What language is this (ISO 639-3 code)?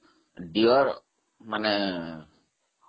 ori